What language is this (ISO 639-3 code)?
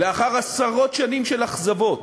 heb